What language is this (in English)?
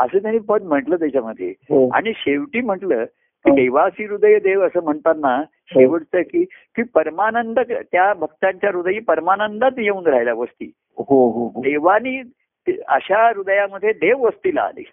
Marathi